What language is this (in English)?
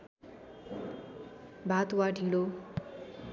Nepali